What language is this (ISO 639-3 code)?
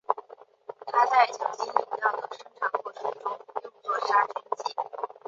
zho